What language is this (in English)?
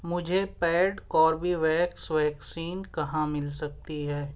Urdu